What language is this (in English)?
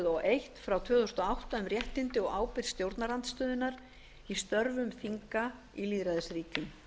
Icelandic